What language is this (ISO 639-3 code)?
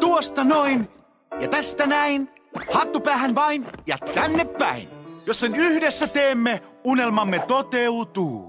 fin